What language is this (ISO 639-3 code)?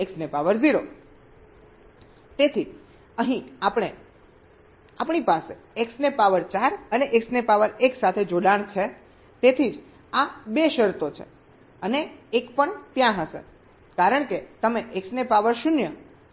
guj